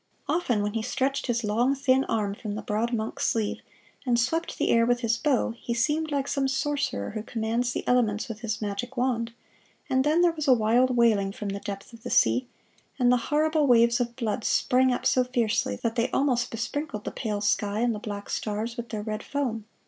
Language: English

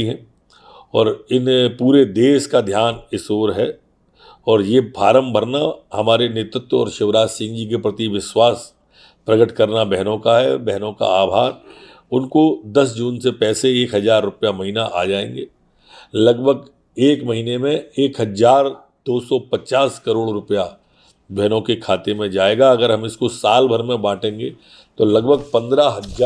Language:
Hindi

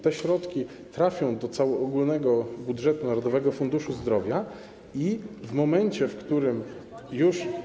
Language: Polish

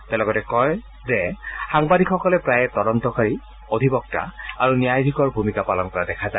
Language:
Assamese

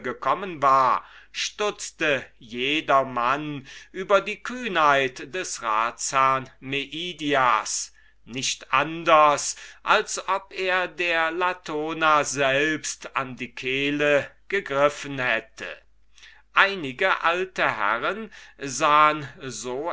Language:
German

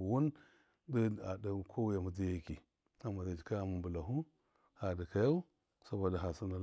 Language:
Miya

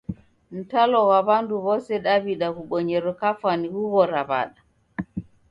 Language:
Taita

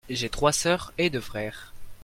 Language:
French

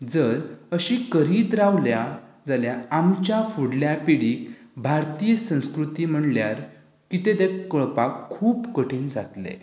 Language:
Konkani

